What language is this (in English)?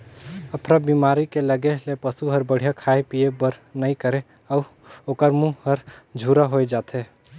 Chhattisgarhi